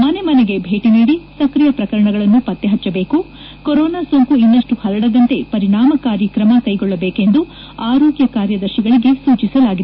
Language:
Kannada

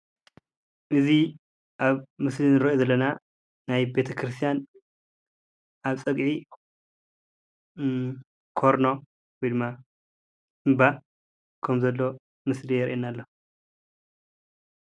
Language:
Tigrinya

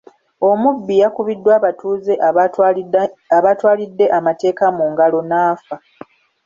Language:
Ganda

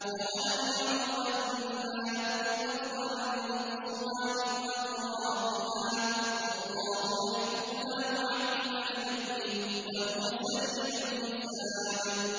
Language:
Arabic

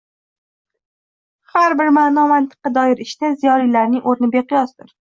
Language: Uzbek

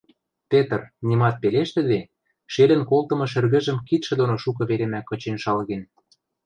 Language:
Western Mari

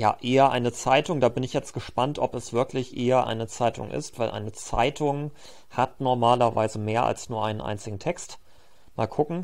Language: German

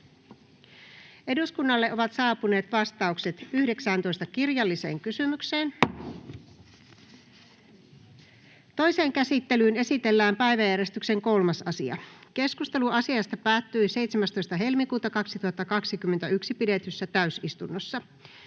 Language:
Finnish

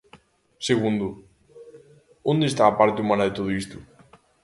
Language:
Galician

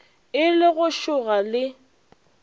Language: Northern Sotho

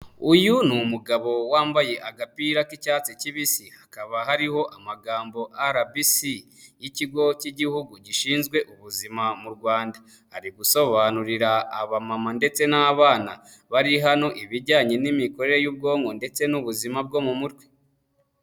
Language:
Kinyarwanda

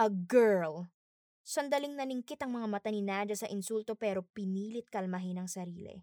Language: Filipino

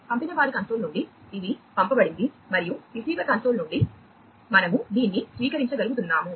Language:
Telugu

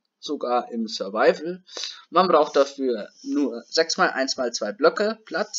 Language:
German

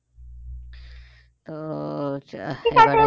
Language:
Bangla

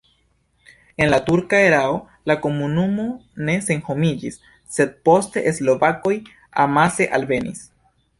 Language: Esperanto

